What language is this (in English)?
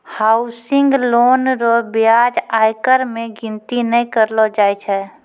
Maithili